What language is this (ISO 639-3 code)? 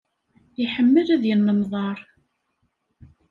kab